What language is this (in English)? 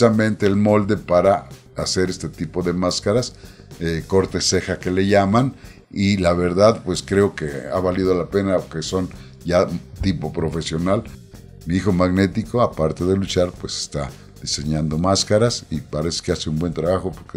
Spanish